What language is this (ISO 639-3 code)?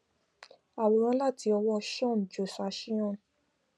yor